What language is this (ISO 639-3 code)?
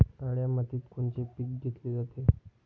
mar